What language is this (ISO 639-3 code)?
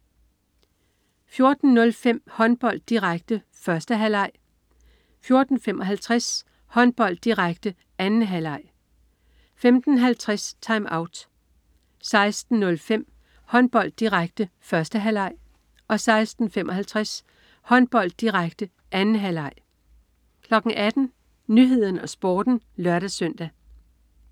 dan